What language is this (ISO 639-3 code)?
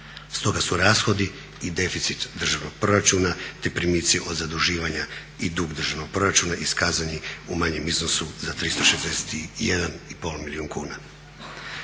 hrv